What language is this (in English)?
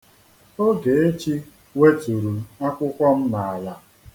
Igbo